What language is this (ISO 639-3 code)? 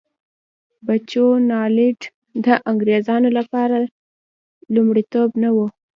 pus